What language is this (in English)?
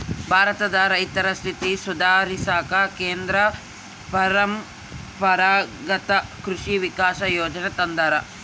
Kannada